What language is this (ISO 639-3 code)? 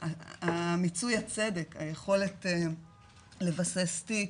heb